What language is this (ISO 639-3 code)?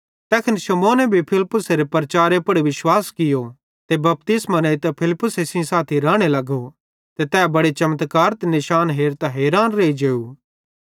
bhd